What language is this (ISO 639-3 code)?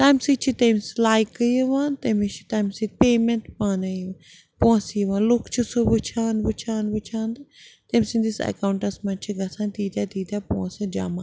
kas